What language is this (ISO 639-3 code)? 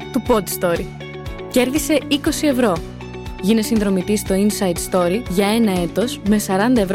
ell